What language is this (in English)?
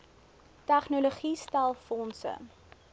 Afrikaans